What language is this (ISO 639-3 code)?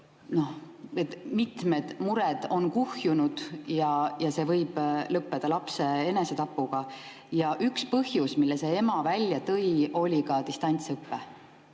est